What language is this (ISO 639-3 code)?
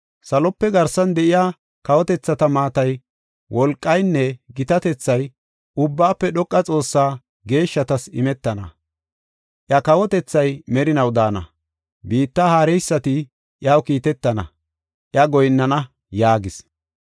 gof